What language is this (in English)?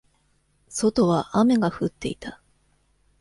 Japanese